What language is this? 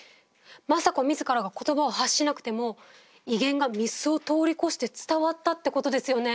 Japanese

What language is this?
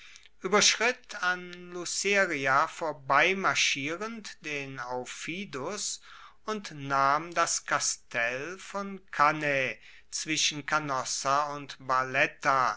German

